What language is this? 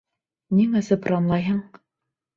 Bashkir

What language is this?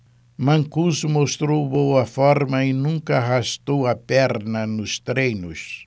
Portuguese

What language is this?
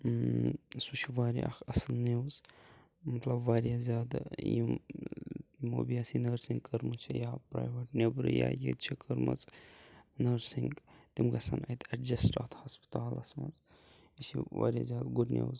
Kashmiri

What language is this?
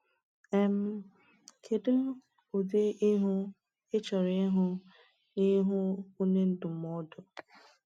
Igbo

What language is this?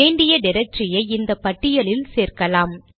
Tamil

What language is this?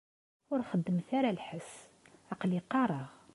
Kabyle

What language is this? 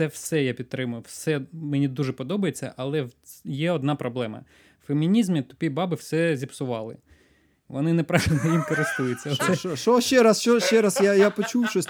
Ukrainian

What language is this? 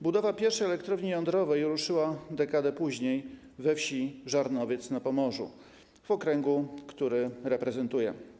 Polish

